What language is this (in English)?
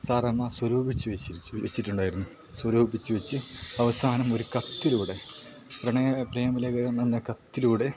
Malayalam